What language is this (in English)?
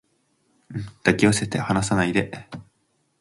Japanese